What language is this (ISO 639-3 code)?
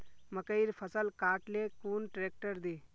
mag